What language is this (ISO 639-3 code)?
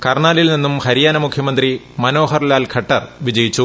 mal